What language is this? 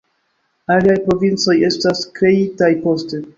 Esperanto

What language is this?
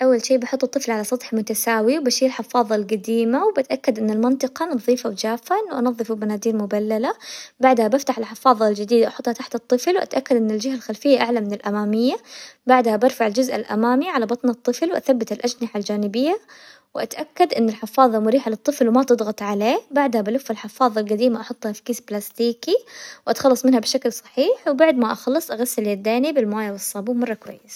Hijazi Arabic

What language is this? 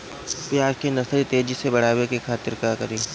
Bhojpuri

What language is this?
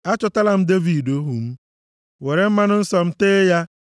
Igbo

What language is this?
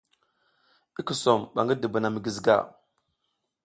South Giziga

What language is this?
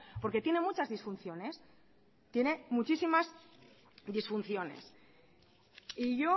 Spanish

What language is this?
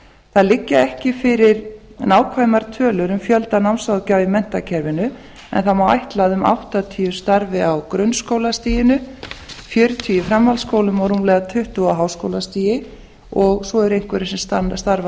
Icelandic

